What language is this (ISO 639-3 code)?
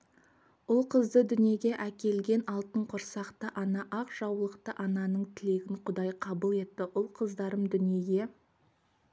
kaz